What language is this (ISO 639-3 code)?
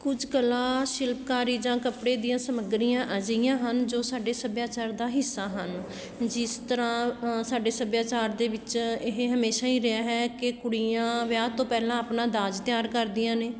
pan